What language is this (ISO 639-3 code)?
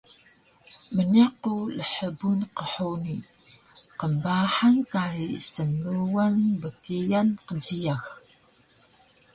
trv